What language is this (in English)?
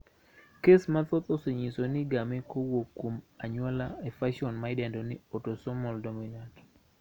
Luo (Kenya and Tanzania)